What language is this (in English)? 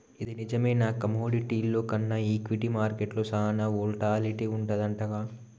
Telugu